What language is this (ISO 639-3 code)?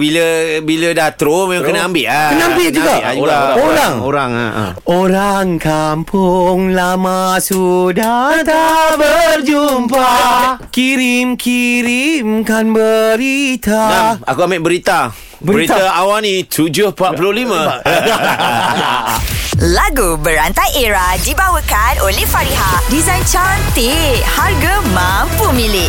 msa